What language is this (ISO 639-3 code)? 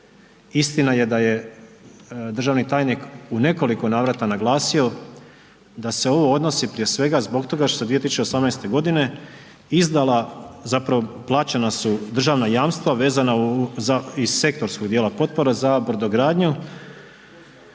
hrv